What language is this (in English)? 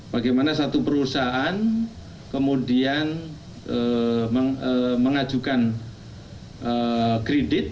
Indonesian